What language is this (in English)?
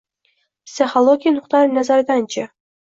Uzbek